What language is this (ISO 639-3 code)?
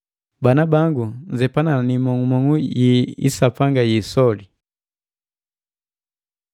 mgv